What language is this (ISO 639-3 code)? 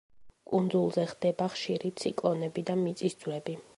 kat